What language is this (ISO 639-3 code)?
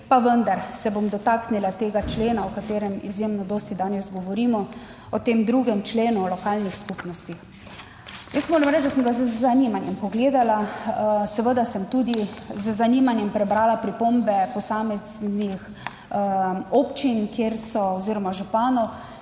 slv